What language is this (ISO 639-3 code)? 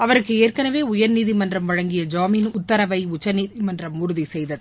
tam